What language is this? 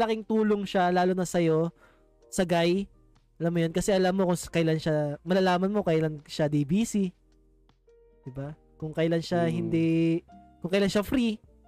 Filipino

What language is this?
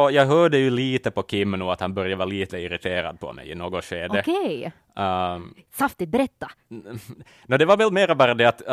Swedish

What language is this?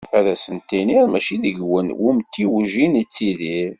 Kabyle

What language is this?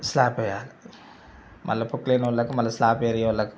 Telugu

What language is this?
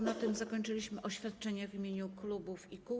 Polish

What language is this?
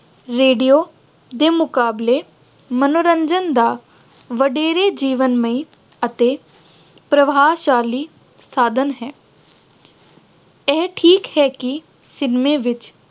Punjabi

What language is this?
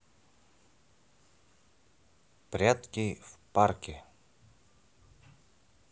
Russian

